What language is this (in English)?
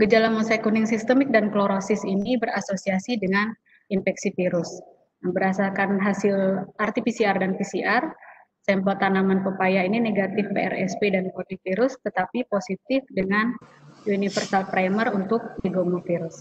Indonesian